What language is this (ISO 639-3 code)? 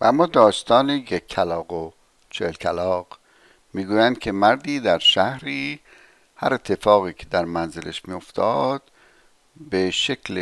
fas